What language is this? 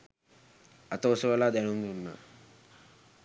Sinhala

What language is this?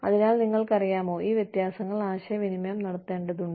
Malayalam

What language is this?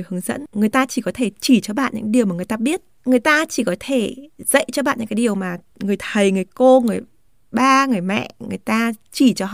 Vietnamese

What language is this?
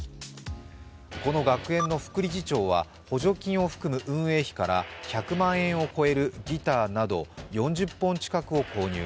Japanese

